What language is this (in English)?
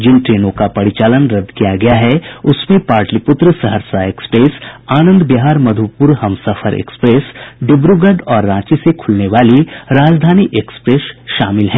Hindi